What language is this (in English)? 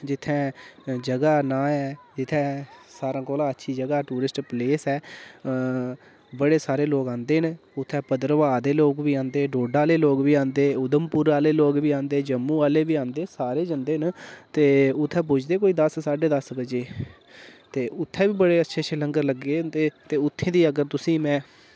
Dogri